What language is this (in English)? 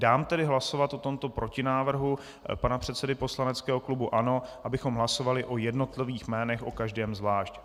Czech